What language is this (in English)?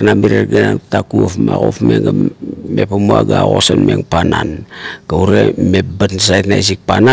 Kuot